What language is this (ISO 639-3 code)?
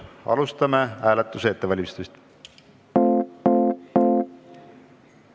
est